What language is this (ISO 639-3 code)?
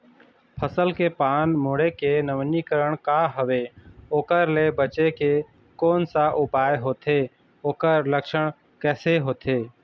hne